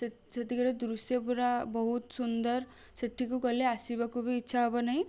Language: Odia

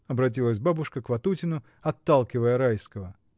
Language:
Russian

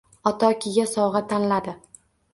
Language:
Uzbek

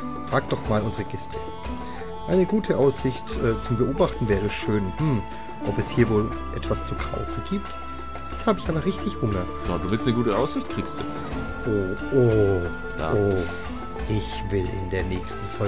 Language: German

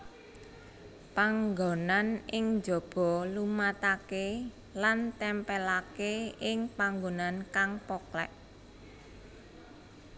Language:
Javanese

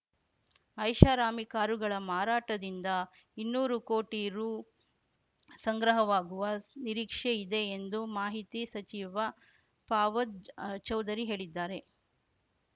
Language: Kannada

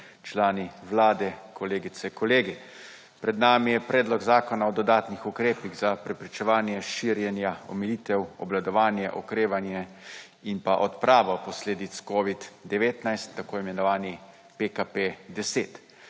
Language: Slovenian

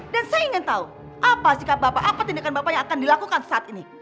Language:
Indonesian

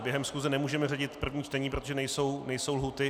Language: Czech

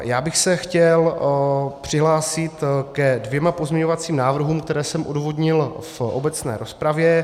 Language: Czech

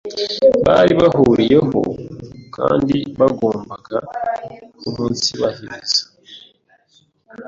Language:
Kinyarwanda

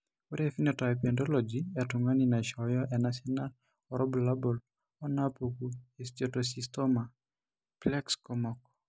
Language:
Masai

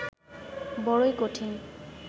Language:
Bangla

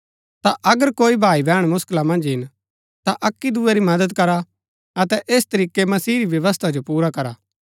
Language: Gaddi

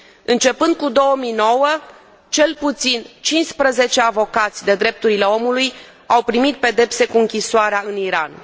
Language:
Romanian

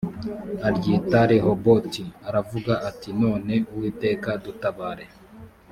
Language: Kinyarwanda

